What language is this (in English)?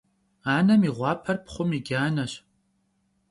Kabardian